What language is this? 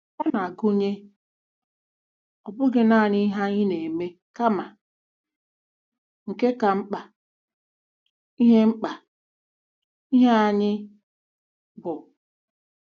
Igbo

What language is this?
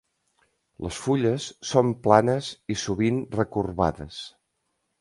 Catalan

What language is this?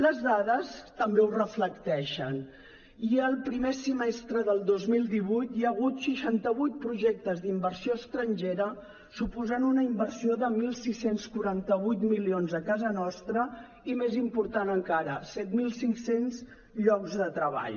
Catalan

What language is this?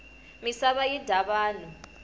Tsonga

